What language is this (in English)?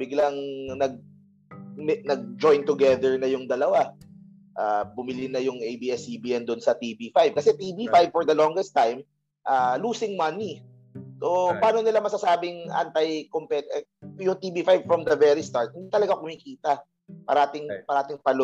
Filipino